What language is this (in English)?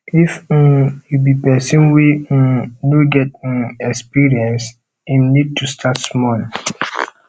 Nigerian Pidgin